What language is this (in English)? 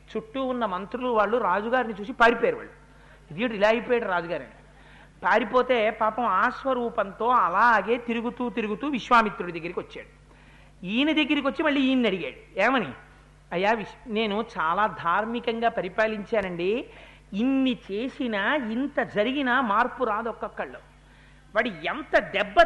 Telugu